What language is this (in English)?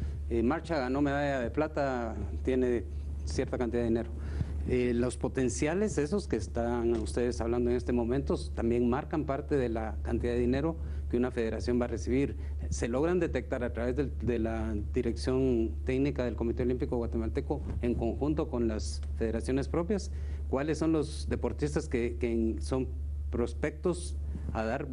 Spanish